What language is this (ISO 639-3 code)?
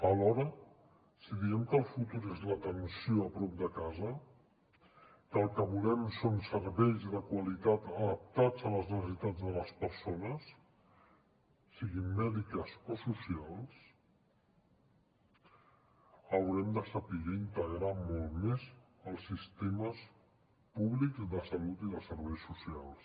cat